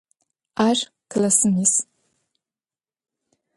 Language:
Adyghe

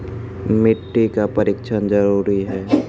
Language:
Maithili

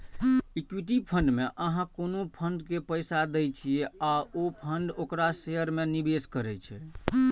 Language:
Maithili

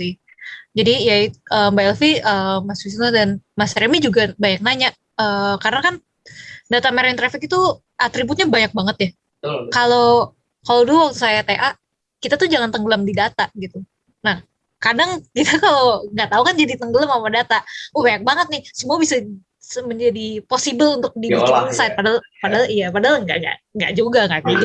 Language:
Indonesian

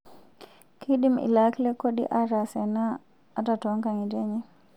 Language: Masai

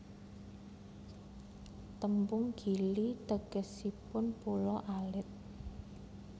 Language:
Javanese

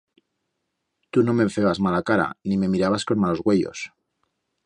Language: Aragonese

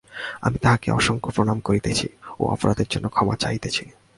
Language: Bangla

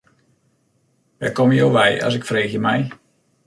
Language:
Western Frisian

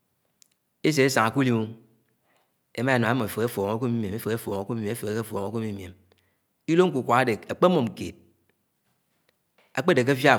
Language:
Anaang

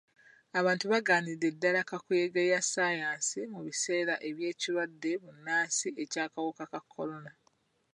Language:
Ganda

